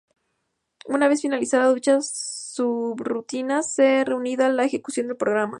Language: Spanish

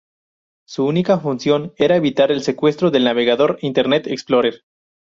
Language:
Spanish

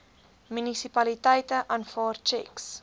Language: Afrikaans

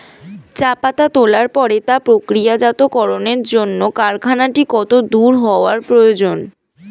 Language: Bangla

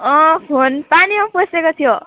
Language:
Nepali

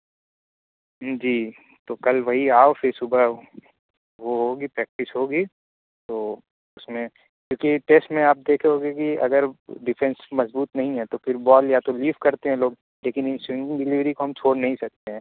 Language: Urdu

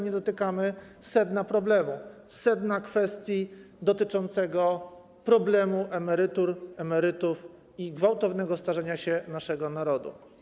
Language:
Polish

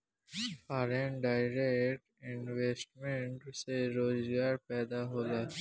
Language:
Bhojpuri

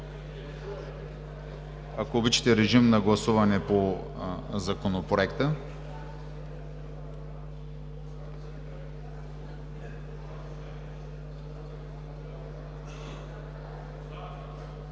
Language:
Bulgarian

